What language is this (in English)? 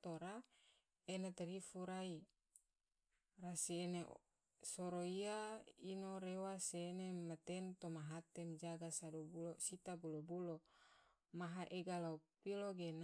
Tidore